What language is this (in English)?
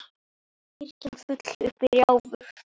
Icelandic